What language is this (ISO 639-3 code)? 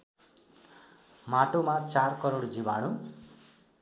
nep